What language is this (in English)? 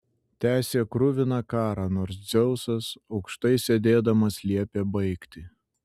Lithuanian